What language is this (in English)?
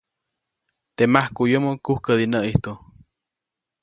Copainalá Zoque